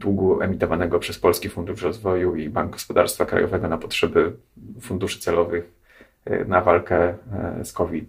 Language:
Polish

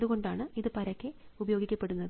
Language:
Malayalam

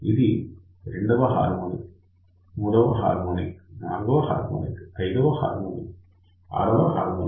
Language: Telugu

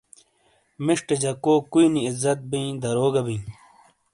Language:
Shina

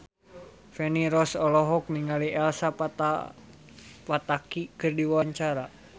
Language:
Sundanese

